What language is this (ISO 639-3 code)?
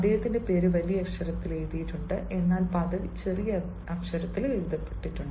mal